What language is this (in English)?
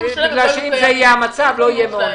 Hebrew